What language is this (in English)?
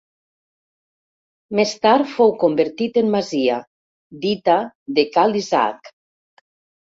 Catalan